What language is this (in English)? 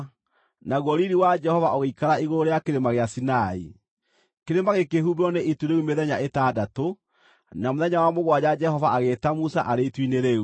Kikuyu